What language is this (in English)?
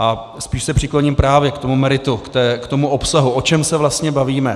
Czech